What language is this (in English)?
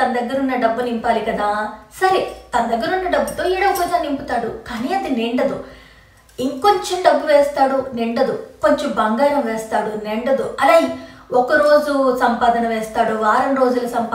Telugu